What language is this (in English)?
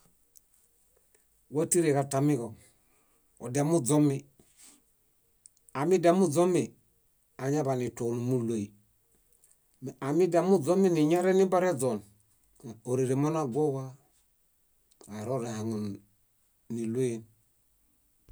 Bayot